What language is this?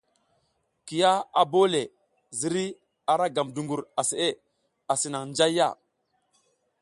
South Giziga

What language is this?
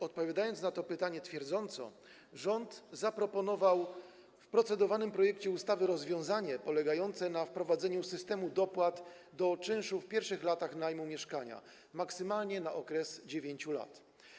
Polish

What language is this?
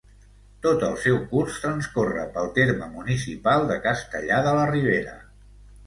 Catalan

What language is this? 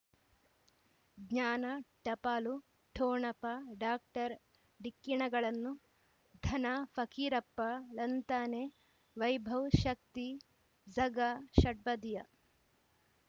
Kannada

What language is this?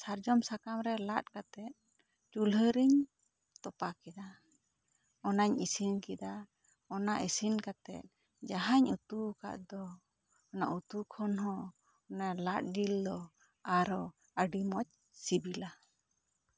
Santali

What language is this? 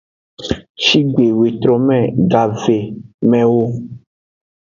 Aja (Benin)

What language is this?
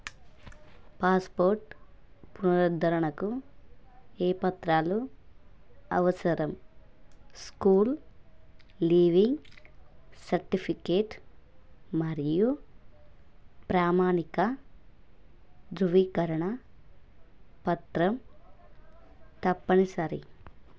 Telugu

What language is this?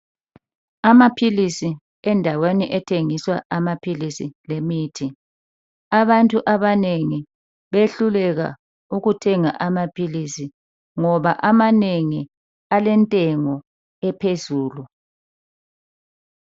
North Ndebele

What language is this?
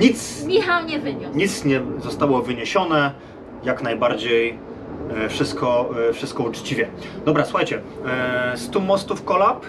Polish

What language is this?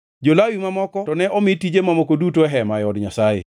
Luo (Kenya and Tanzania)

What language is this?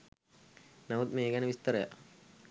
Sinhala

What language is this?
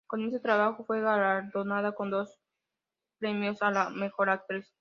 Spanish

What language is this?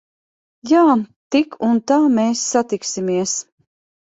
Latvian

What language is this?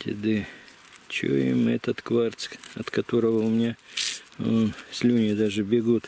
Russian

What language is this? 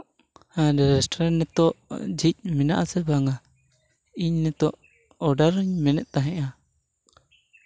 Santali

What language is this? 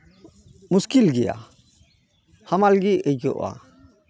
Santali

